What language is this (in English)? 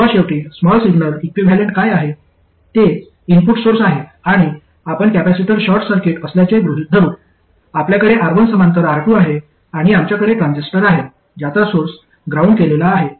Marathi